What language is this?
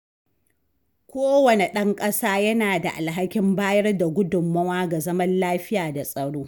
Hausa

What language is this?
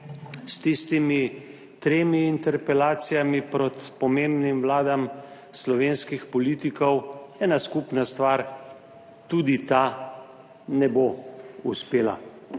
Slovenian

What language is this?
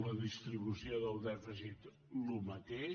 Catalan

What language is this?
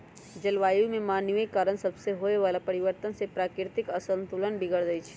Magahi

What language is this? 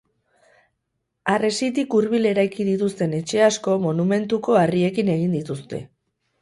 Basque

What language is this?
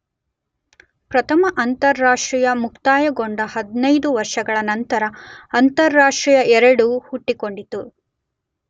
Kannada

